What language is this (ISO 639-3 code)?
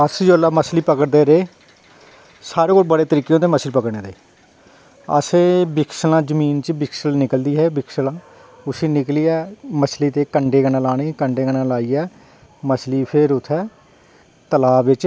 doi